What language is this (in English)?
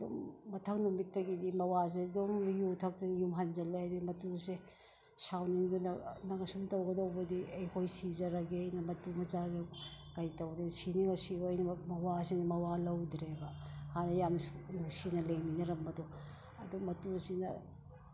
Manipuri